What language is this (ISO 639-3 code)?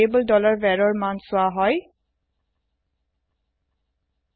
asm